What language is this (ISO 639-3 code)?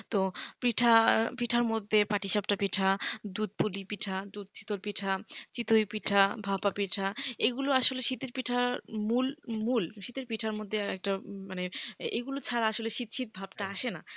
ben